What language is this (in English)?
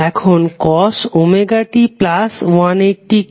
Bangla